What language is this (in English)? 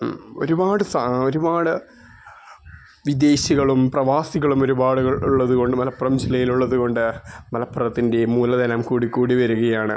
Malayalam